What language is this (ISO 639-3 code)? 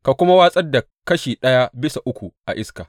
hau